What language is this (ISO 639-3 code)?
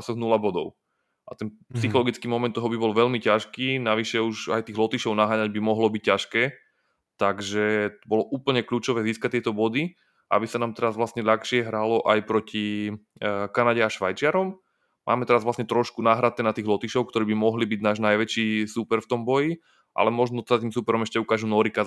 slk